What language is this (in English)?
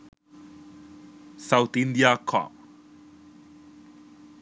Sinhala